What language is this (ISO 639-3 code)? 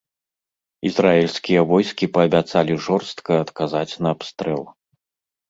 bel